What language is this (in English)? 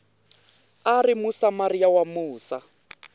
Tsonga